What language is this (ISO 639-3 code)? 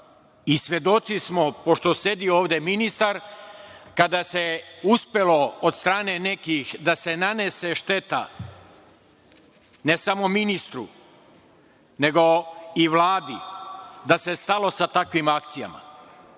srp